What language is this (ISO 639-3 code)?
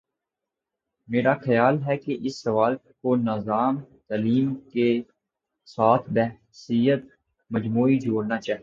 urd